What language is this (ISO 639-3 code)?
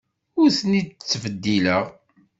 kab